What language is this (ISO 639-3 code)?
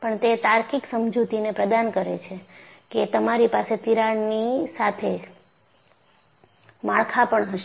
guj